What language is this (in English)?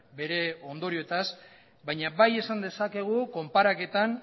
Basque